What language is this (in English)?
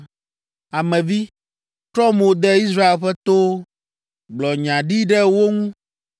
Ewe